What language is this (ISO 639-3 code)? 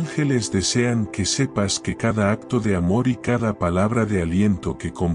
spa